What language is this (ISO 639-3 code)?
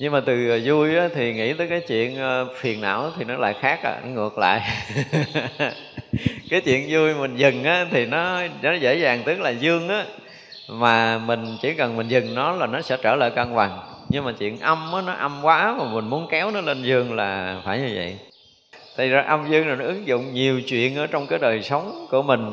vie